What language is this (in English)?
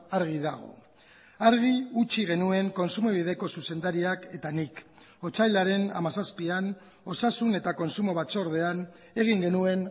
Basque